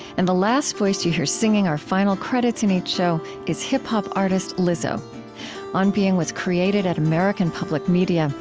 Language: English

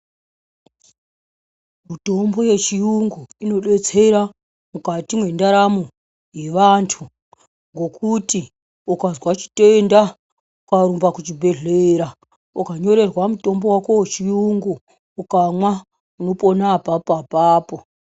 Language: Ndau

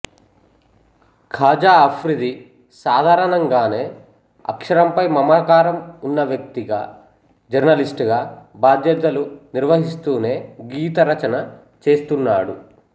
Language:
Telugu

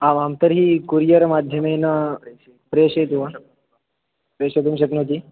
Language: Sanskrit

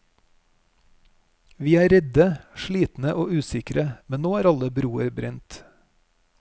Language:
Norwegian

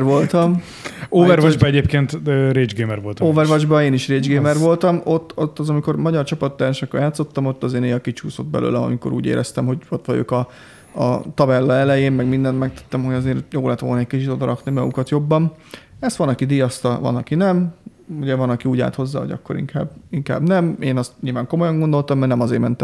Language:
Hungarian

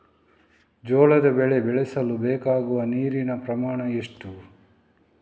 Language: Kannada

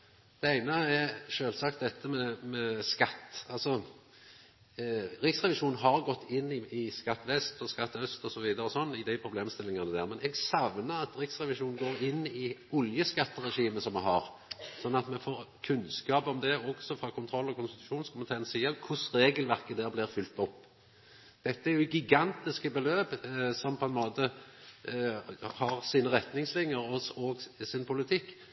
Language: Norwegian Nynorsk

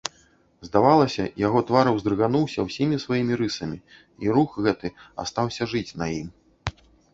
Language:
Belarusian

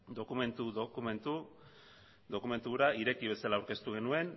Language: Basque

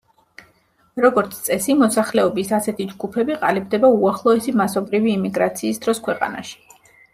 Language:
Georgian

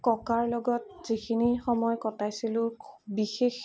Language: Assamese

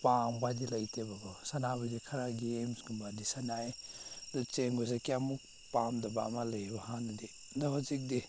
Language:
Manipuri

